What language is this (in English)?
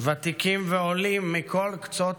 Hebrew